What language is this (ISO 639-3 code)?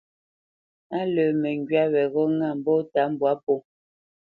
bce